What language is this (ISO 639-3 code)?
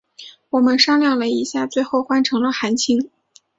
zho